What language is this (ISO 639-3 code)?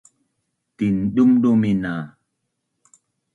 bnn